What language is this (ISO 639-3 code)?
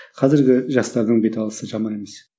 kaz